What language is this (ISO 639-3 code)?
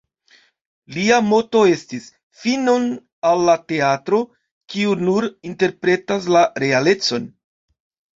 epo